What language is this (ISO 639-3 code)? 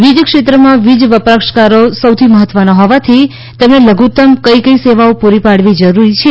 guj